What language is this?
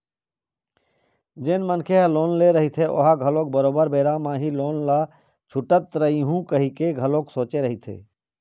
Chhattisgarhi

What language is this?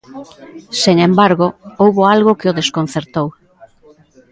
Galician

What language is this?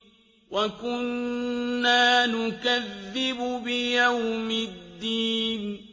Arabic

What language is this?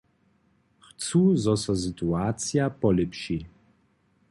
Upper Sorbian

